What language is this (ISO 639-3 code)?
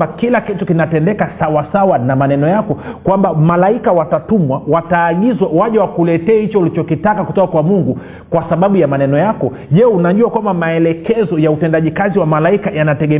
swa